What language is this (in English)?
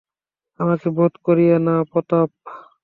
Bangla